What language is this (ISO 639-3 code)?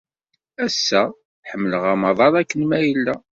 kab